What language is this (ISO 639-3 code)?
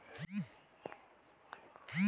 bho